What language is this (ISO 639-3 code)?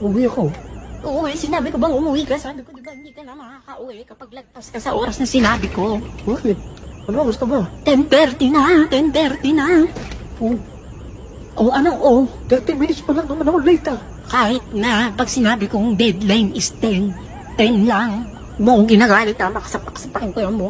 tha